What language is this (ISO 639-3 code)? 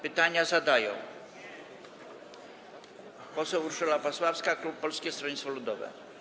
pol